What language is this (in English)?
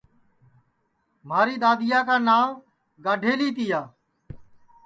Sansi